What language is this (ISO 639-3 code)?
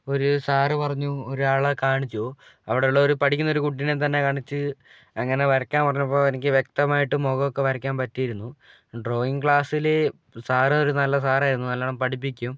mal